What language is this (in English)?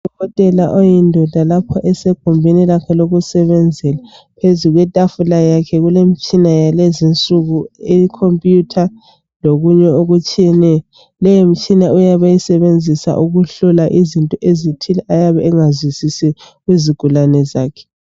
North Ndebele